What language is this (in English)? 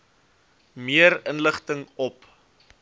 Afrikaans